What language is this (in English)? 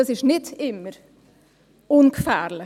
Swiss German